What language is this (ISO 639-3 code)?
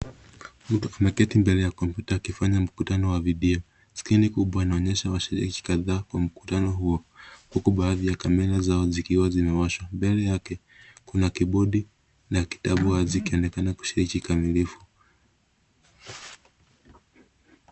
swa